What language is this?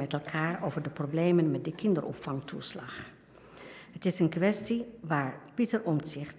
Dutch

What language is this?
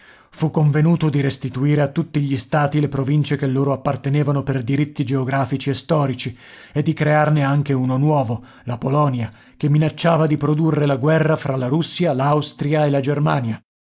Italian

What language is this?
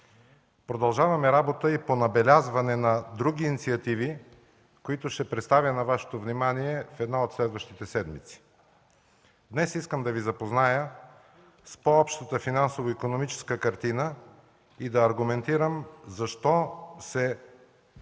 Bulgarian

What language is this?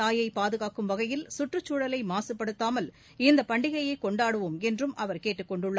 Tamil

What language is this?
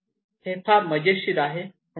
Marathi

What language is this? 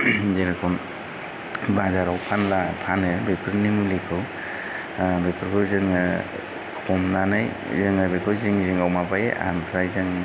Bodo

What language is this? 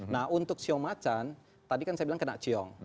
Indonesian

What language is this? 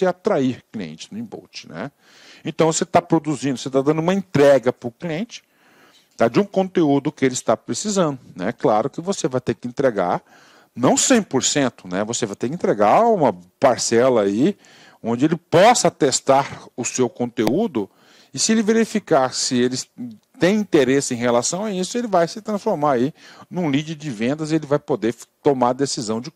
Portuguese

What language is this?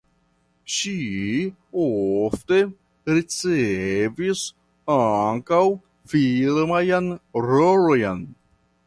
Esperanto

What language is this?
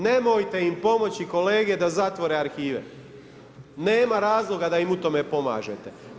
Croatian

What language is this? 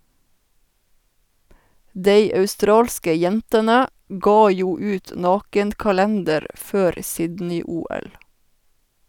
Norwegian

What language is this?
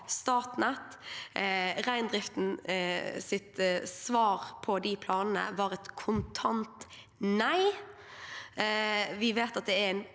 Norwegian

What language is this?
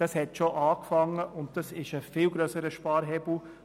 Swiss German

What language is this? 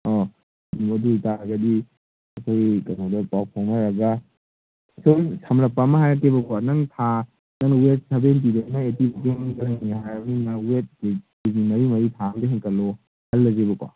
Manipuri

